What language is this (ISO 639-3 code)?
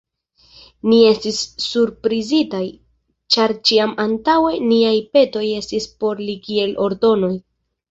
epo